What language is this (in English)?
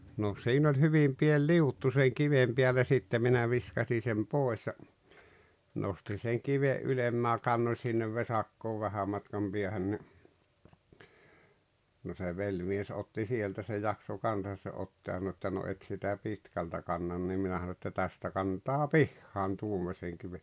Finnish